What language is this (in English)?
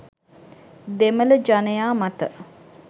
Sinhala